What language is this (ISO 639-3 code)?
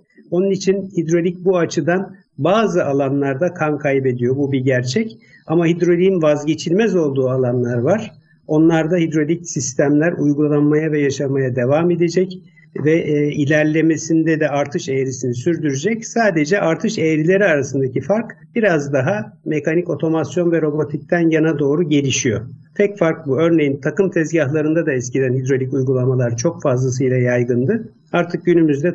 tur